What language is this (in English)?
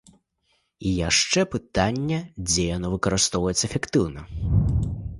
Belarusian